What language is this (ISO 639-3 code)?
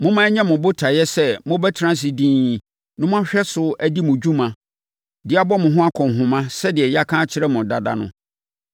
aka